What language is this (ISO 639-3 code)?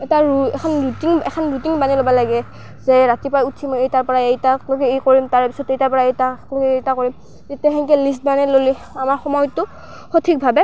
asm